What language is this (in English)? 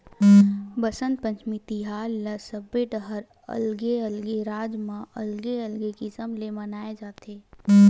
Chhattisgarhi